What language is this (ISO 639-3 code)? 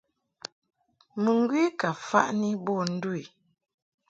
mhk